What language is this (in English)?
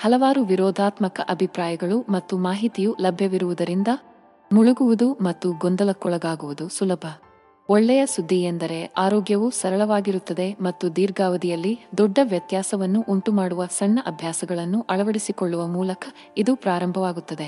Kannada